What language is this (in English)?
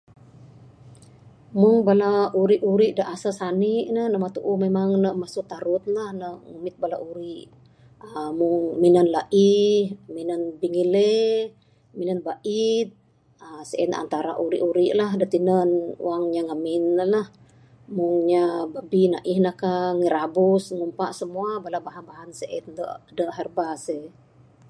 Bukar-Sadung Bidayuh